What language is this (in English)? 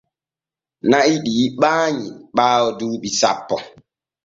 Borgu Fulfulde